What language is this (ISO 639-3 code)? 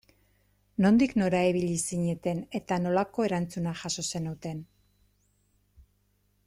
eus